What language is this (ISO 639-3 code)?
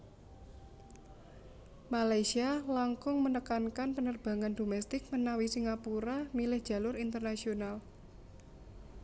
jav